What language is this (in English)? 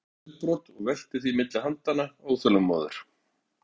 Icelandic